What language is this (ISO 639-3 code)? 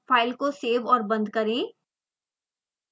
hin